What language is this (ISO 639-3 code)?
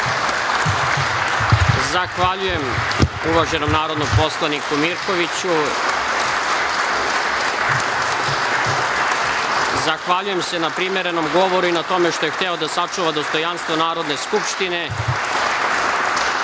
srp